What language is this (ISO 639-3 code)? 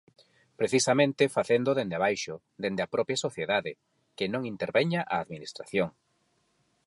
glg